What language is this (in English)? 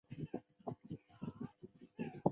Chinese